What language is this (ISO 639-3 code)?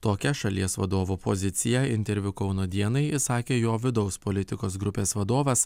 lit